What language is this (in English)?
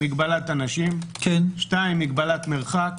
Hebrew